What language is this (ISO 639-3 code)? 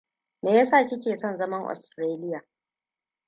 hau